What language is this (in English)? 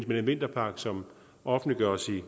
Danish